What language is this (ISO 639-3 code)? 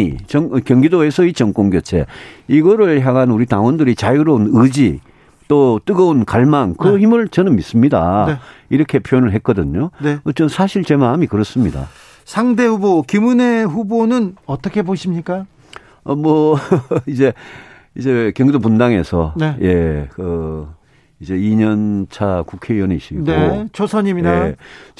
kor